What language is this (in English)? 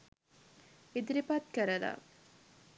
Sinhala